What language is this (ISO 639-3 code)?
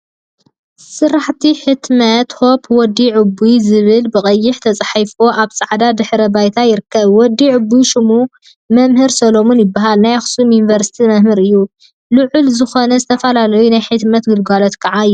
tir